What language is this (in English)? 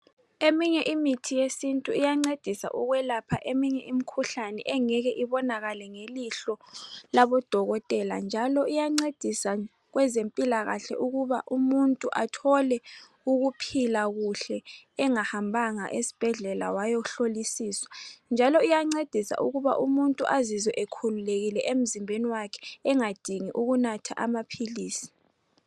North Ndebele